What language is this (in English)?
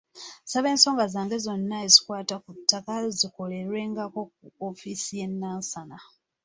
Ganda